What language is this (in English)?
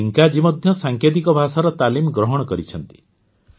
Odia